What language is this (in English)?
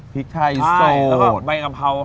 Thai